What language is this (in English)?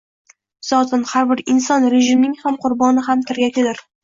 Uzbek